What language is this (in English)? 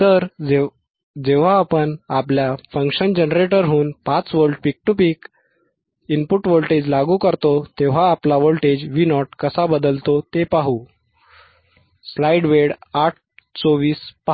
Marathi